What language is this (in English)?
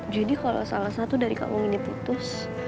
Indonesian